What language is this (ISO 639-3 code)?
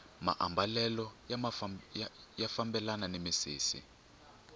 tso